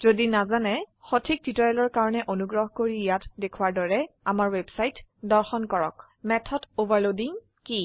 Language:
Assamese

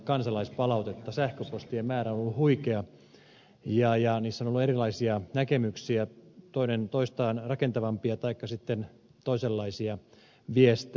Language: Finnish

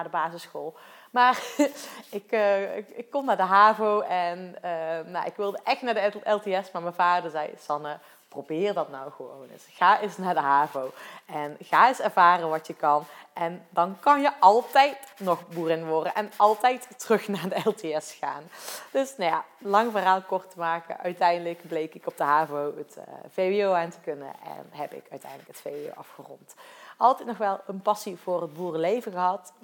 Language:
Dutch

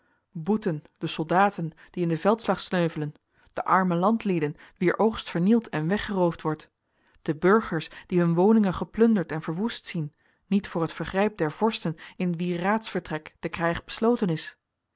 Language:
Dutch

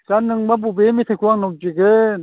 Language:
Bodo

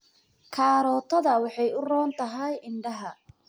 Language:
Somali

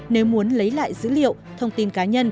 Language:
Vietnamese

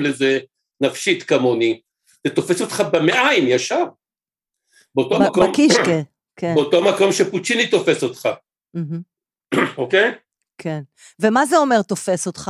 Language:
Hebrew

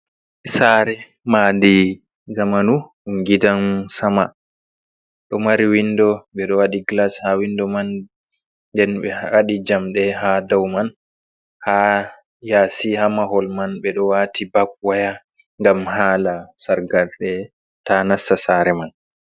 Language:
Fula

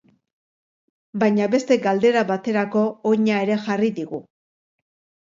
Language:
Basque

